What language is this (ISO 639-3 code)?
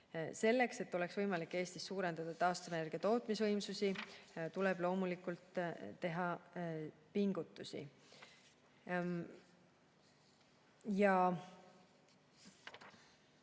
est